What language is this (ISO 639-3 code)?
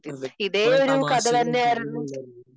mal